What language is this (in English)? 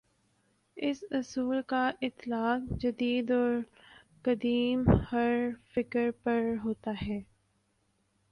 Urdu